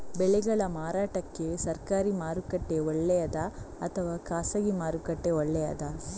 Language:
Kannada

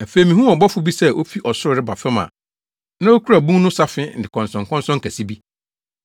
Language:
Akan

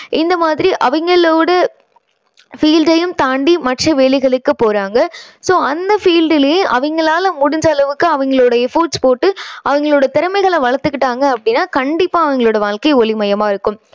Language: Tamil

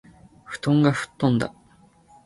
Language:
Japanese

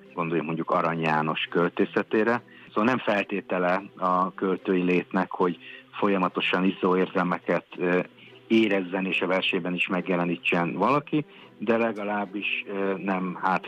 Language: Hungarian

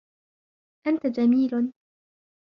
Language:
Arabic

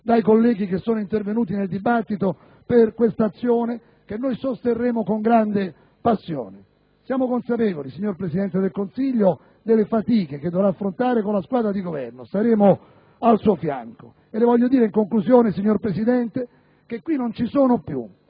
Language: Italian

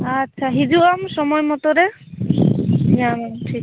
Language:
Santali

